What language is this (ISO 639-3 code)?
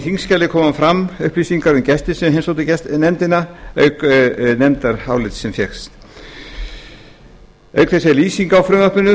isl